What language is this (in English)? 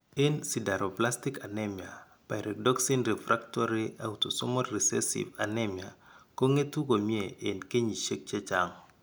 Kalenjin